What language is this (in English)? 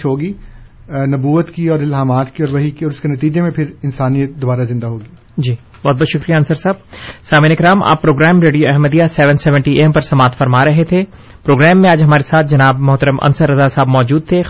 Urdu